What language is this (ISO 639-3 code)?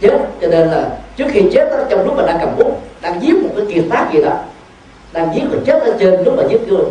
vie